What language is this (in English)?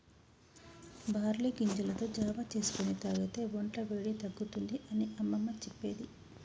Telugu